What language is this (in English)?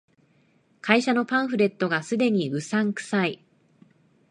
Japanese